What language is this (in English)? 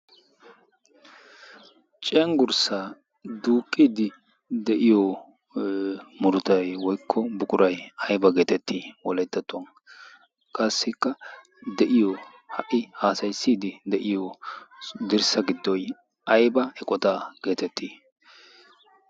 Wolaytta